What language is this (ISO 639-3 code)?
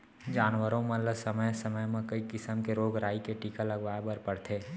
hne